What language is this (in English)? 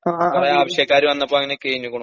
Malayalam